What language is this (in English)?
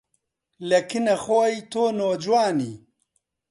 Central Kurdish